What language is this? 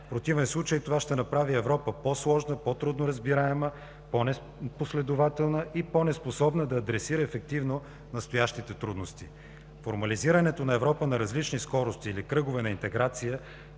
Bulgarian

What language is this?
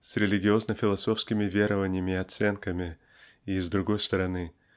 Russian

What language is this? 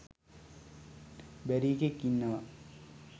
Sinhala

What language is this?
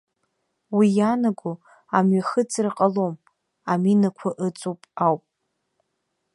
Abkhazian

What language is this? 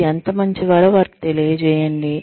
Telugu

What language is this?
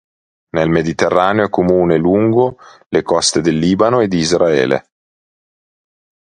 Italian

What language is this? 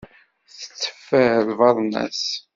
Kabyle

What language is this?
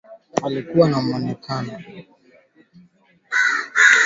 Swahili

